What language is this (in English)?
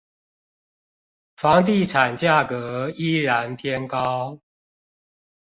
Chinese